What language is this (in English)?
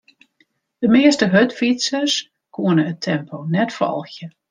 Western Frisian